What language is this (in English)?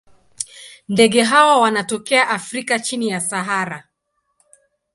Swahili